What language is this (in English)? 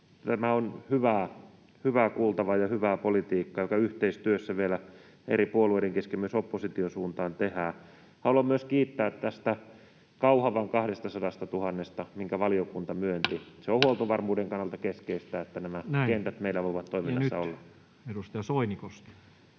Finnish